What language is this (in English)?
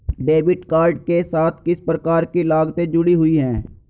Hindi